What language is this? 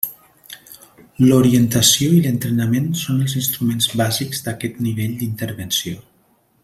Catalan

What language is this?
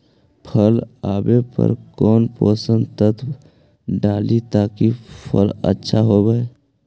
Magahi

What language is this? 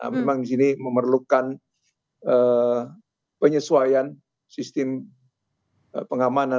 Indonesian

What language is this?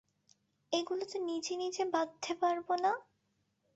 Bangla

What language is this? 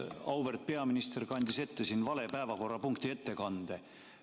Estonian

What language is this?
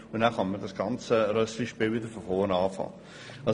Swiss German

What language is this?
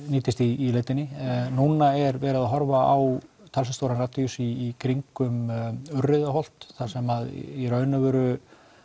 Icelandic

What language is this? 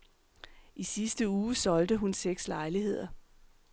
Danish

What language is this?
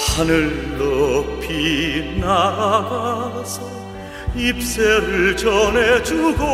Korean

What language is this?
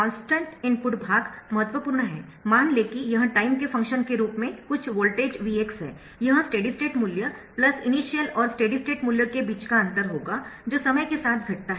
Hindi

